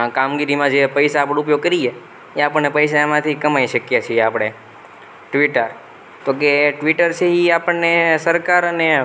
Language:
Gujarati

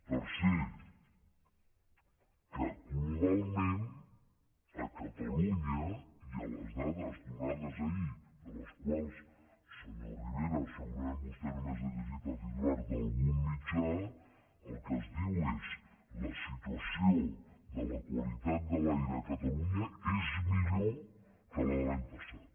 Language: Catalan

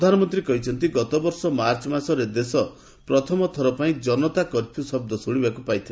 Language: Odia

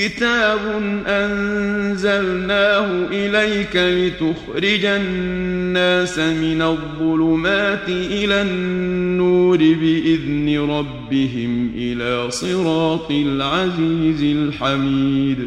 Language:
Arabic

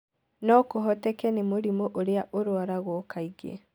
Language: Kikuyu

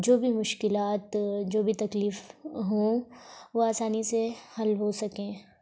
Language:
Urdu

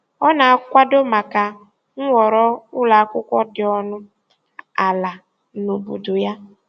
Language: Igbo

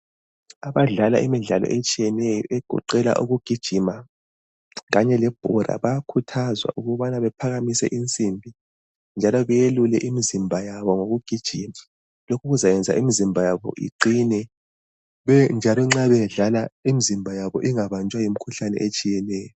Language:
North Ndebele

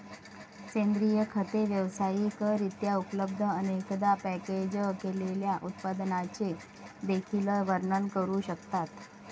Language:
Marathi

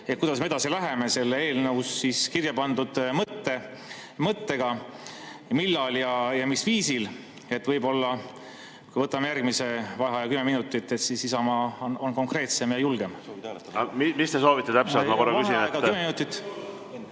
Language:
Estonian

